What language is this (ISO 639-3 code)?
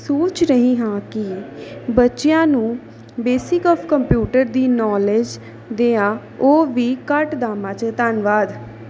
pan